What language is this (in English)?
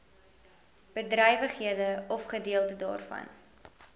Afrikaans